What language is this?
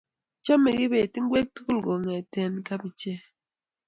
Kalenjin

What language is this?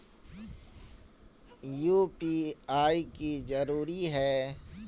Magahi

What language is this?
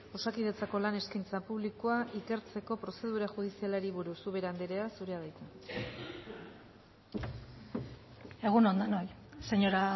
Basque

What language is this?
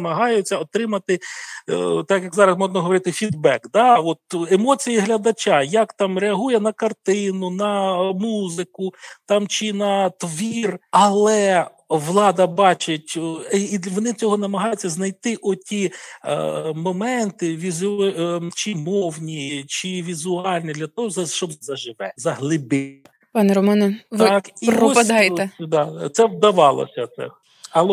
Ukrainian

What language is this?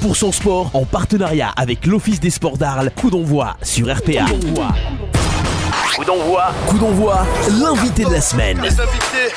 French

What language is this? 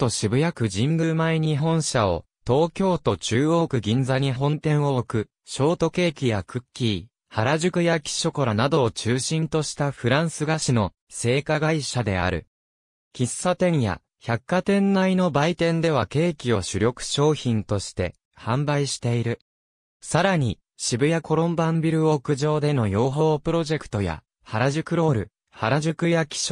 Japanese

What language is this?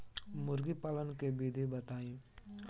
Bhojpuri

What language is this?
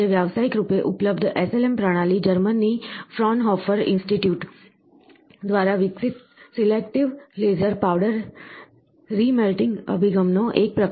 Gujarati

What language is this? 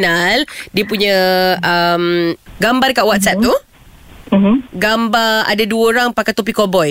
Malay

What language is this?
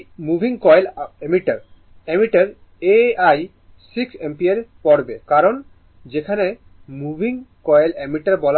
Bangla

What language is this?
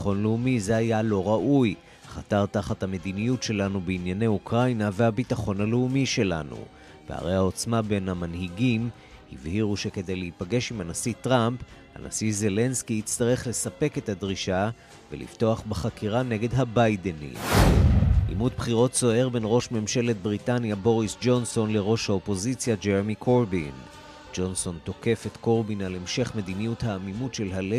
Hebrew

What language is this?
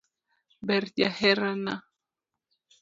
Luo (Kenya and Tanzania)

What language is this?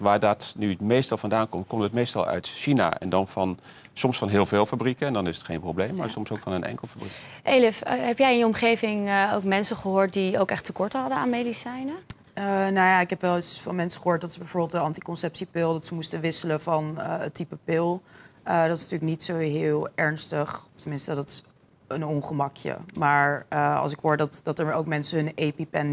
Dutch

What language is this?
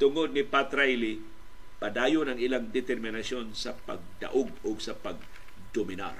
Filipino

